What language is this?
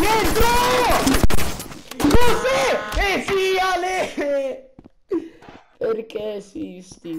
Italian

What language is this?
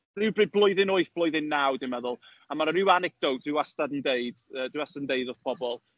Welsh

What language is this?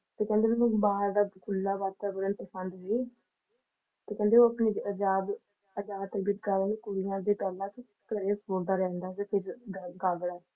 Punjabi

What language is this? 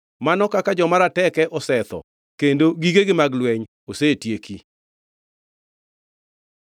Luo (Kenya and Tanzania)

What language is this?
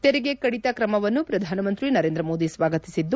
Kannada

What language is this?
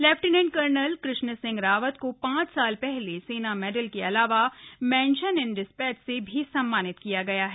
Hindi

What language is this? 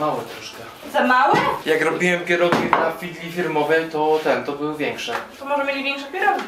Polish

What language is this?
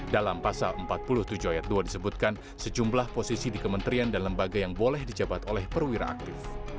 Indonesian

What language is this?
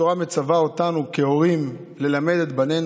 Hebrew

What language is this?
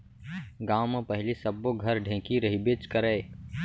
Chhattisgarhi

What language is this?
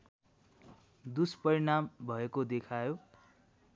Nepali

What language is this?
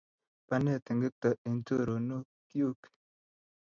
Kalenjin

